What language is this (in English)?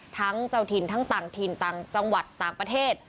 Thai